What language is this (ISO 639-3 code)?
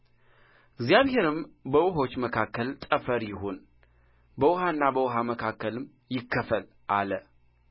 amh